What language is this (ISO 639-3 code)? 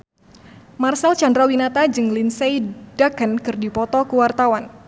sun